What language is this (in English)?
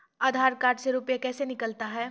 Maithili